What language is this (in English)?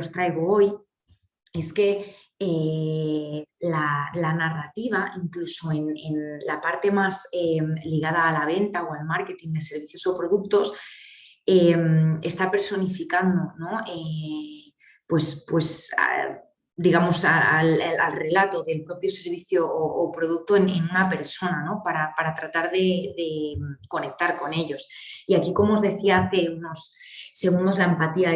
Spanish